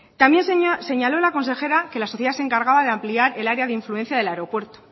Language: Spanish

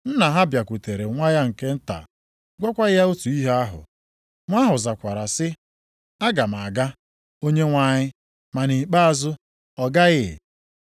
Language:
Igbo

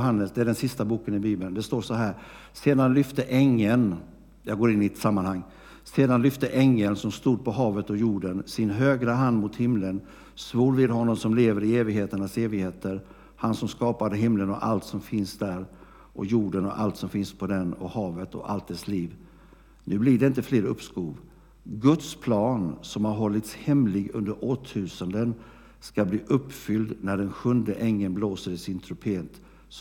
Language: Swedish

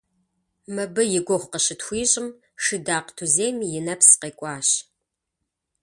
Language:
Kabardian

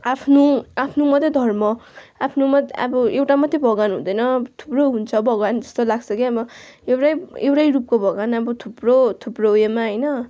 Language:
Nepali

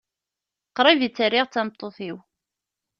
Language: Kabyle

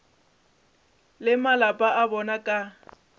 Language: Northern Sotho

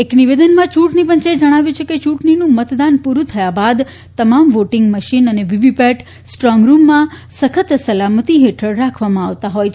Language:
Gujarati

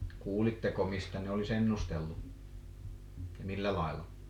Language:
Finnish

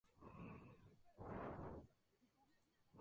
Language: Spanish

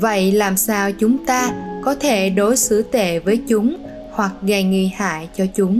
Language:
Vietnamese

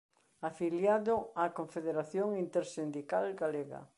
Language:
Galician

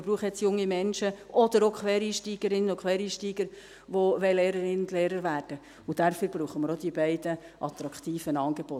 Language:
Swiss German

